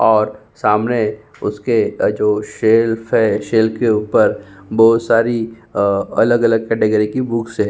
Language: Hindi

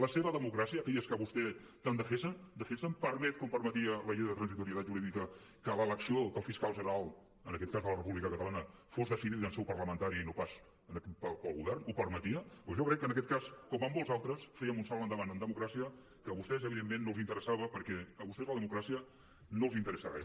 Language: Catalan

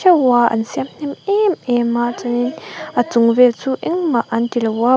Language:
Mizo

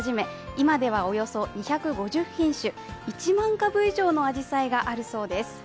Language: Japanese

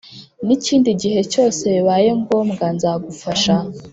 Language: Kinyarwanda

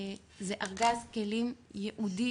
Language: Hebrew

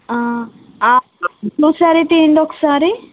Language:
Telugu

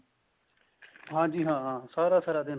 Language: Punjabi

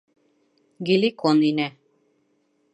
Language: Bashkir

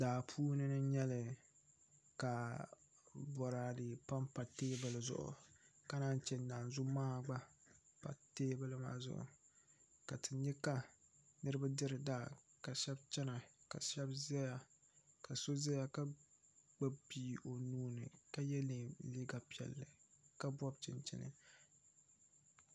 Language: Dagbani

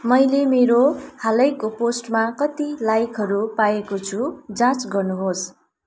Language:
Nepali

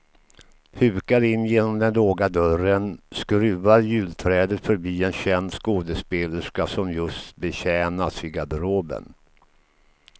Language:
Swedish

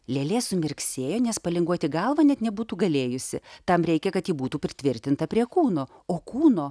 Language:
Lithuanian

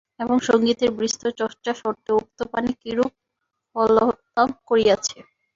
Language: Bangla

